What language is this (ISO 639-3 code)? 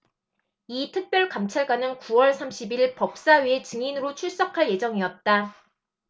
kor